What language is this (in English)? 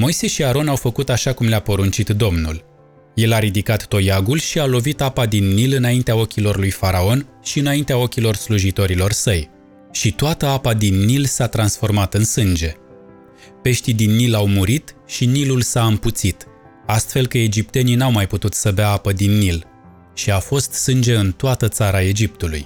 Romanian